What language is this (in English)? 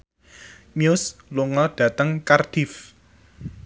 Javanese